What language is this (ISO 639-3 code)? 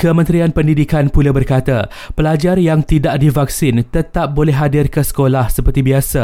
msa